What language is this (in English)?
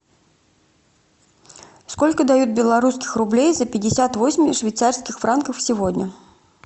Russian